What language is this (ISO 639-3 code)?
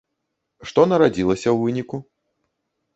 bel